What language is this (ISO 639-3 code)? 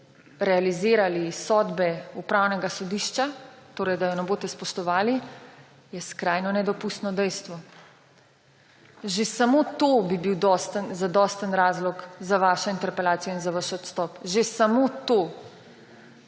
slv